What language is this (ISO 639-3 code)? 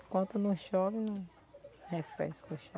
por